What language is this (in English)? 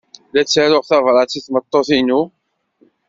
Kabyle